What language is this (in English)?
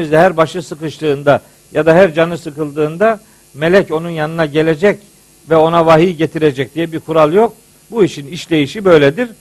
Turkish